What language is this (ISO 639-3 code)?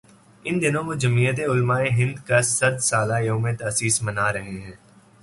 urd